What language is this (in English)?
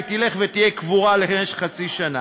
Hebrew